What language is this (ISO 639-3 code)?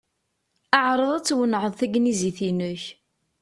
kab